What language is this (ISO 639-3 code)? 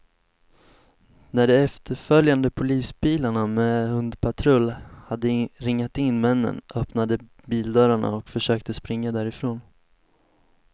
swe